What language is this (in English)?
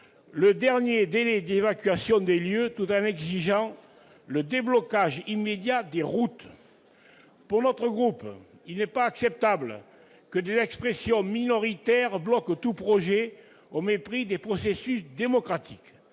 French